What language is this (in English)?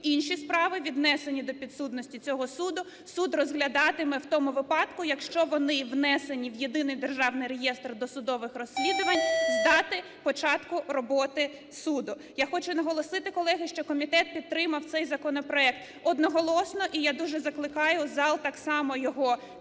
Ukrainian